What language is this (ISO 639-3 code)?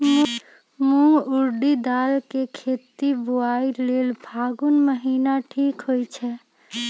mag